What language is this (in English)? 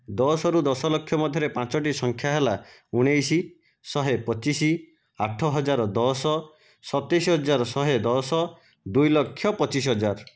Odia